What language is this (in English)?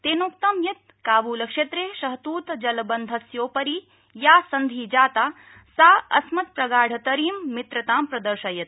Sanskrit